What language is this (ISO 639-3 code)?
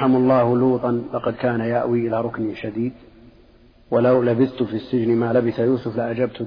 ara